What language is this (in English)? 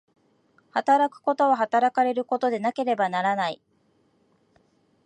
Japanese